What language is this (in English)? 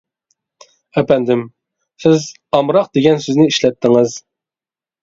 Uyghur